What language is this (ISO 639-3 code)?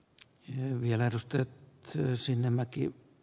fin